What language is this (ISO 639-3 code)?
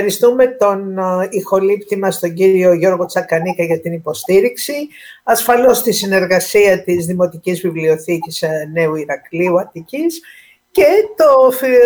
ell